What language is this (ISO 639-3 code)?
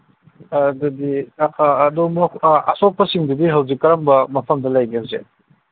mni